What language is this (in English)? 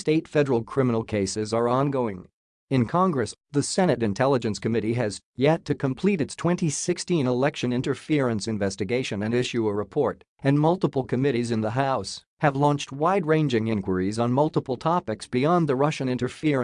English